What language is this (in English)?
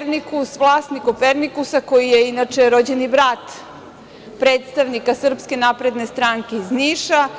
Serbian